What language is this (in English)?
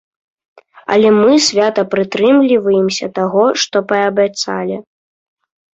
Belarusian